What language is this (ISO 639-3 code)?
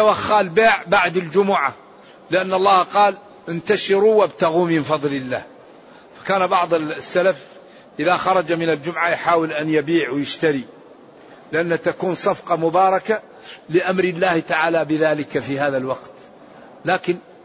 ara